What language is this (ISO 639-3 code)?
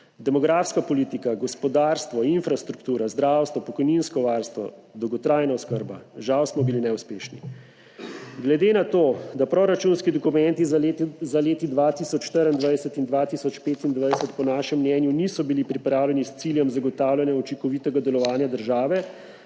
slv